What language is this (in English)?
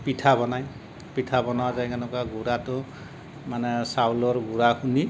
Assamese